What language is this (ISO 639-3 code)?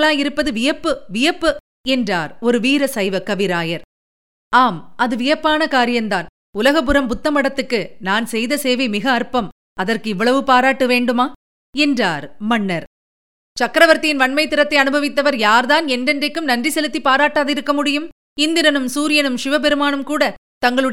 tam